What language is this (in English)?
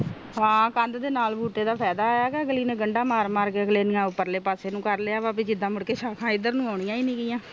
Punjabi